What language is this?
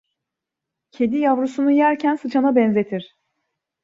Turkish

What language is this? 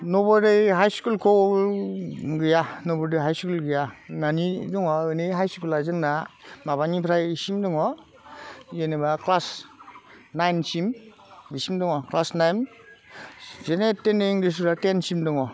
Bodo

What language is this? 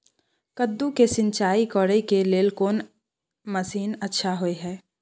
Maithili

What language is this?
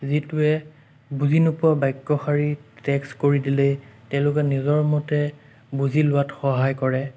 Assamese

